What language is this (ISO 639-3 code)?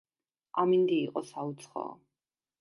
kat